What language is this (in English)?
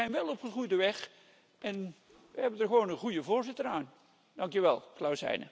Dutch